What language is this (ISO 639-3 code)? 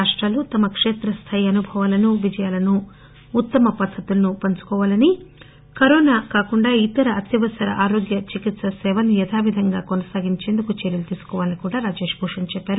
tel